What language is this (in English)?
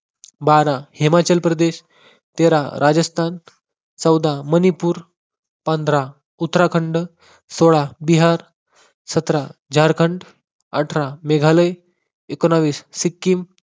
Marathi